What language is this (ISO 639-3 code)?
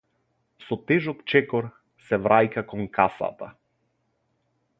mkd